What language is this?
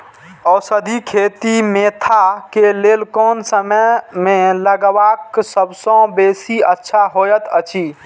Maithili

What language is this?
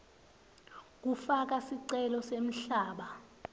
Swati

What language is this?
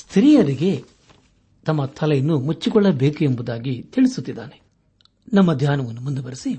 Kannada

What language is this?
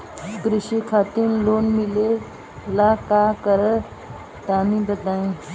Bhojpuri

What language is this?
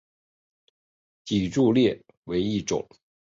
Chinese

